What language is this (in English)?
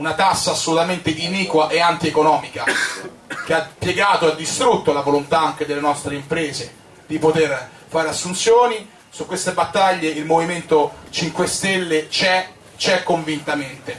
Italian